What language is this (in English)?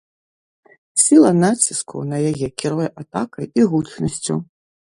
Belarusian